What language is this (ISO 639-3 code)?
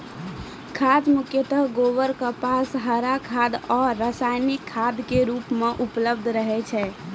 mai